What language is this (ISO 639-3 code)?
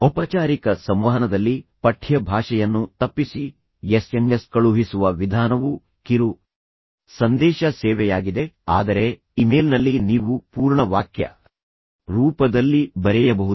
kan